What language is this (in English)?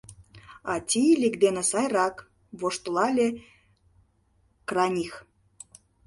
Mari